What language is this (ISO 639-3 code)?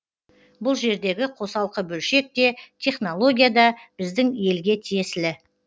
kaz